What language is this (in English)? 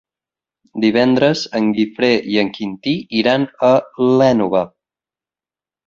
Catalan